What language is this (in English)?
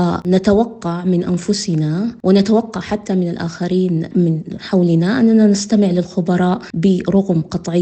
Arabic